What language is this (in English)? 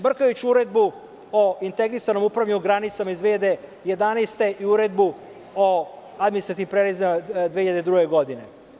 Serbian